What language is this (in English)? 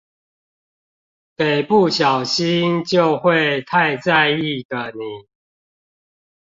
Chinese